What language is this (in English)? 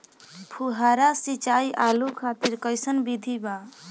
Bhojpuri